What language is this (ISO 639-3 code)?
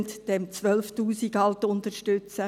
gsw